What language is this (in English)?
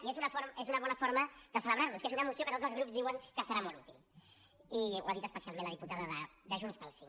Catalan